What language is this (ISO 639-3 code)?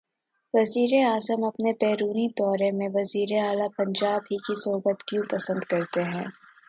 urd